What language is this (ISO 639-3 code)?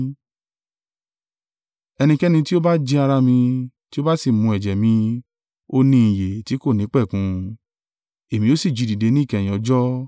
yor